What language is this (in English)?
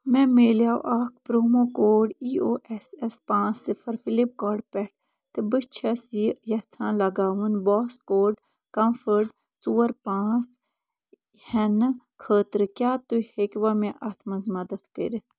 Kashmiri